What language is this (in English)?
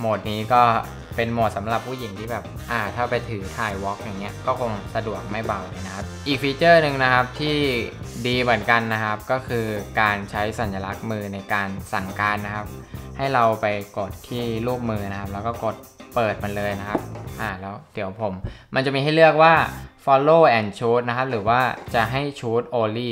Thai